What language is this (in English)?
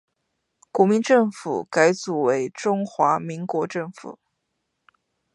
Chinese